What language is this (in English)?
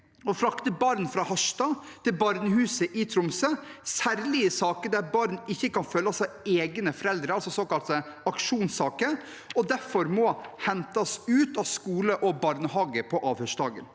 Norwegian